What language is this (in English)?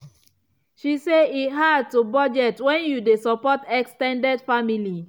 Nigerian Pidgin